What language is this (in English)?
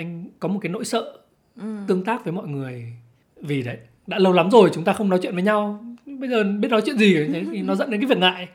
Vietnamese